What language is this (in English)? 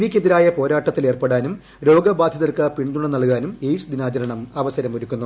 Malayalam